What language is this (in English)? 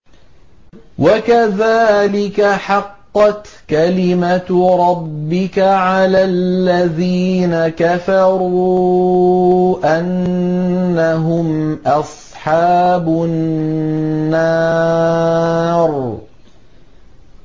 Arabic